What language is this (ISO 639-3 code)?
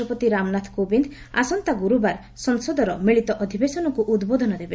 ori